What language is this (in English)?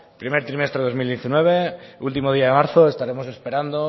Spanish